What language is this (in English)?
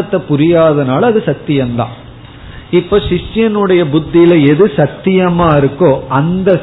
Tamil